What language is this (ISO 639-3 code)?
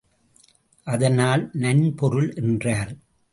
tam